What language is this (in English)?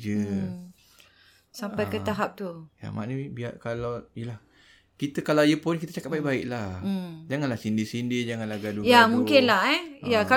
Malay